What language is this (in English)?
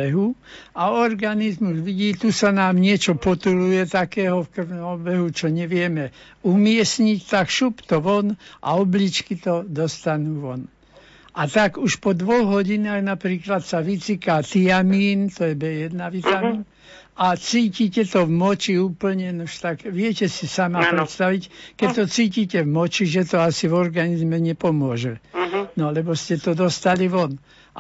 Slovak